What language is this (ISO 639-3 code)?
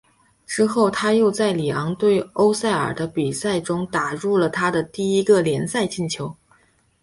zho